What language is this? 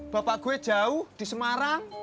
Indonesian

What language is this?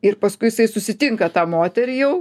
Lithuanian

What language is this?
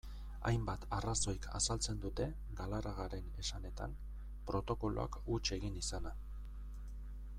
Basque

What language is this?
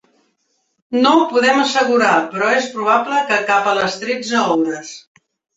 Catalan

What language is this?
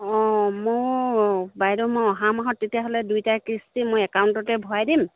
Assamese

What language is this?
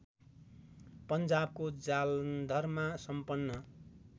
Nepali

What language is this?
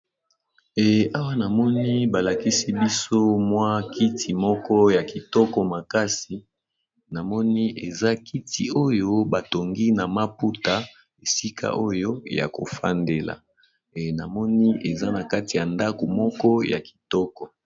Lingala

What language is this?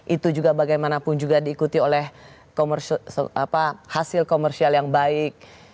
Indonesian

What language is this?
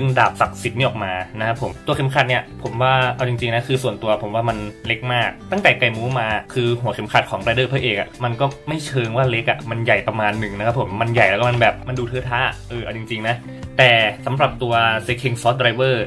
Thai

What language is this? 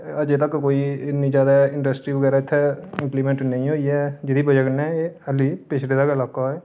Dogri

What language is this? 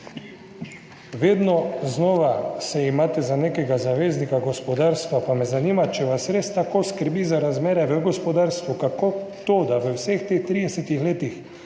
Slovenian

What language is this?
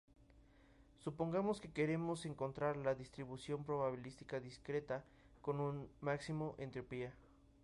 Spanish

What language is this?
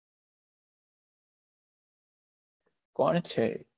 Gujarati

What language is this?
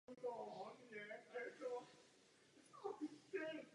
Czech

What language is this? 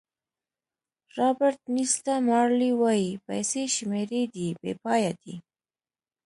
Pashto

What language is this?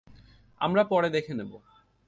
Bangla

